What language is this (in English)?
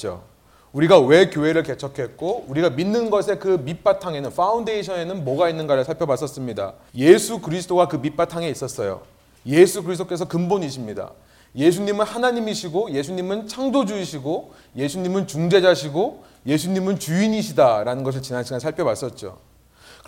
Korean